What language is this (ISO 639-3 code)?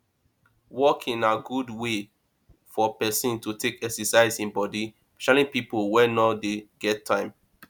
pcm